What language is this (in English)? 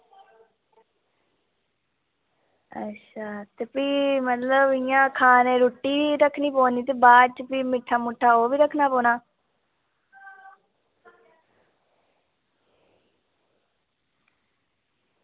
Dogri